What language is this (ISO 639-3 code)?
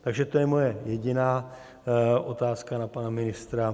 ces